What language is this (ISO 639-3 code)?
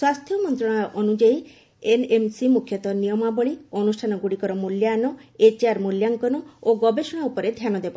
ori